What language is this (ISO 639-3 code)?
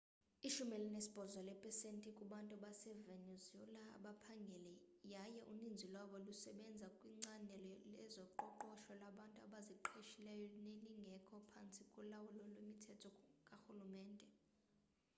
xho